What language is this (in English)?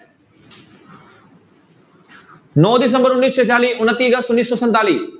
Punjabi